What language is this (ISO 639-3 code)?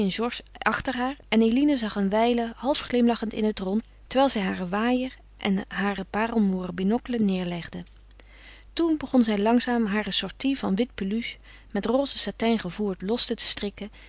nld